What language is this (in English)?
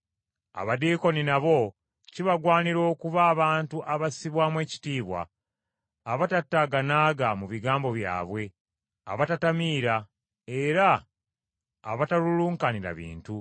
Ganda